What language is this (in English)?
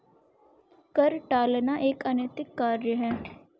Hindi